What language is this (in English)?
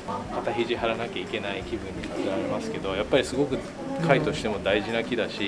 Japanese